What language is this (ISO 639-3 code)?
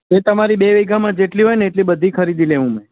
guj